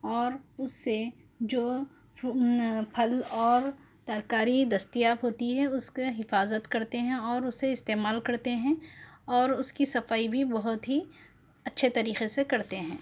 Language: Urdu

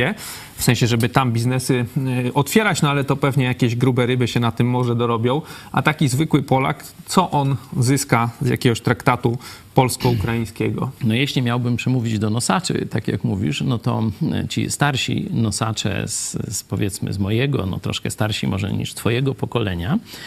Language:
Polish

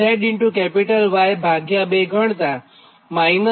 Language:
Gujarati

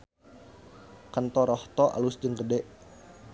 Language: Sundanese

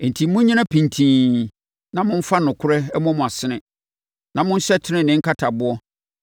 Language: Akan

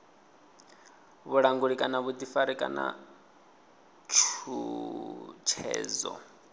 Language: Venda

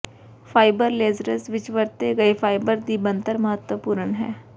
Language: Punjabi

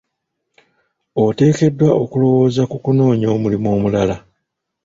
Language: Ganda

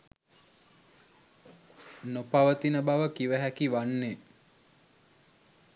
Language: Sinhala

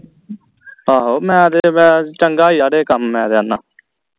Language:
Punjabi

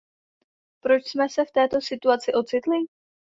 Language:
Czech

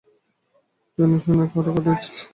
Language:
Bangla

